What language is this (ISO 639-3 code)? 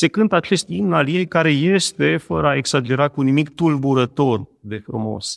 ron